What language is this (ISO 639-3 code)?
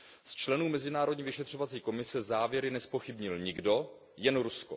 ces